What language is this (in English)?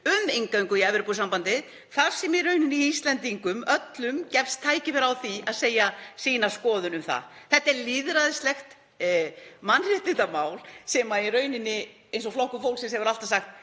Icelandic